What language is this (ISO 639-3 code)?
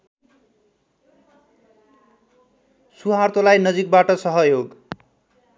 nep